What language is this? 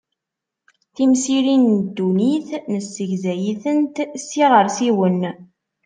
Kabyle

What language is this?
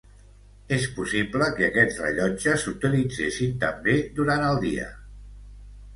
Catalan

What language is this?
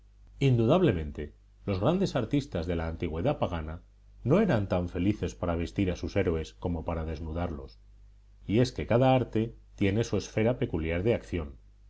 Spanish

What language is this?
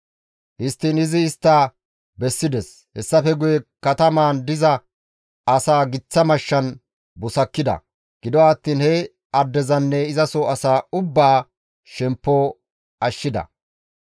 Gamo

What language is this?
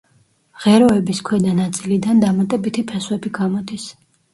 Georgian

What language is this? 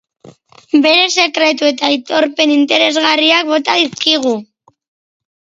Basque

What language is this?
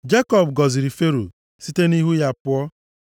Igbo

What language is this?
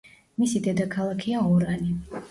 Georgian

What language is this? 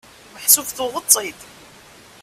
Kabyle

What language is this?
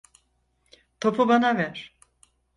Turkish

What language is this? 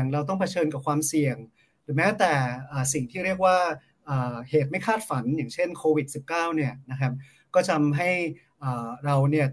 Thai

